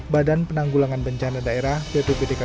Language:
Indonesian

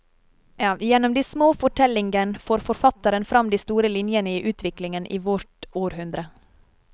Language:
Norwegian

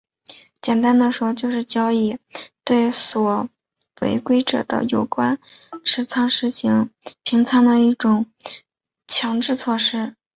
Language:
Chinese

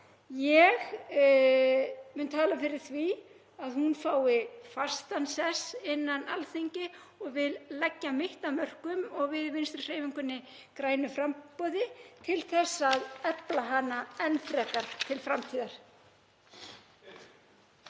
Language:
Icelandic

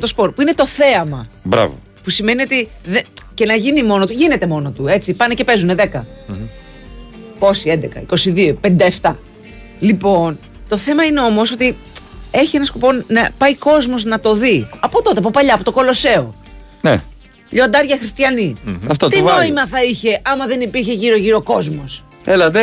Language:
Greek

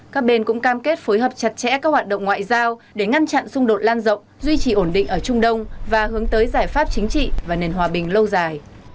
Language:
Vietnamese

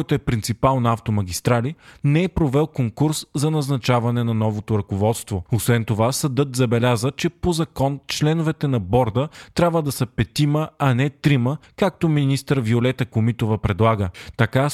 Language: Bulgarian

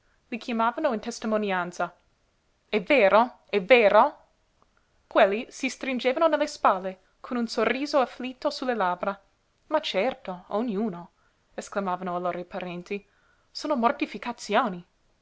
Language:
Italian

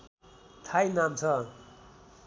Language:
Nepali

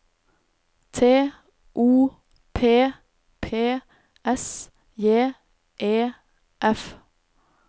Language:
Norwegian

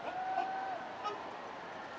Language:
Thai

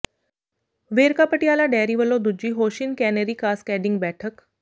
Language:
Punjabi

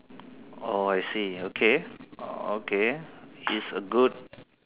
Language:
English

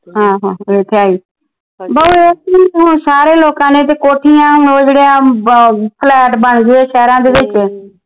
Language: Punjabi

